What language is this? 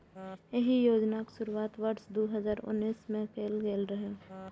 Maithili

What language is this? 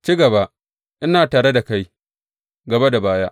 Hausa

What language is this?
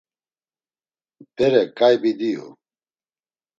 Laz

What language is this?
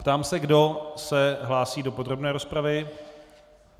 Czech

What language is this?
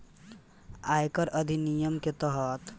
Bhojpuri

